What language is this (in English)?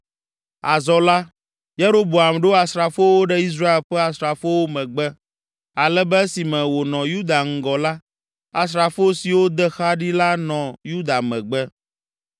Ewe